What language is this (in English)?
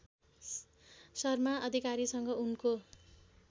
Nepali